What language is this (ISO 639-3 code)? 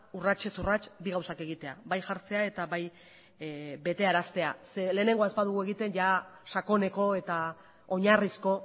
eus